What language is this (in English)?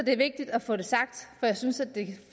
Danish